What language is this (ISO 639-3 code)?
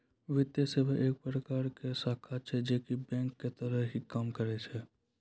mai